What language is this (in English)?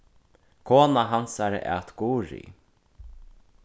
Faroese